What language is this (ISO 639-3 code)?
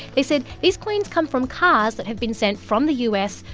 eng